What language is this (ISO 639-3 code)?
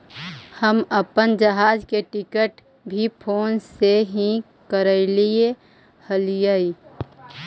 mag